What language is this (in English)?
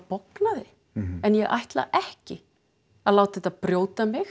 Icelandic